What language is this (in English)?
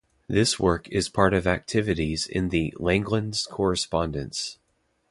English